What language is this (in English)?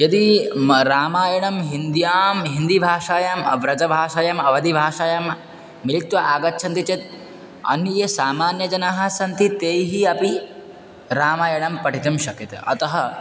Sanskrit